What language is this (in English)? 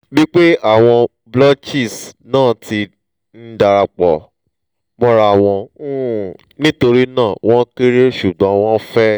Yoruba